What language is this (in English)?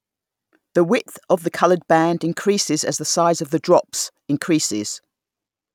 English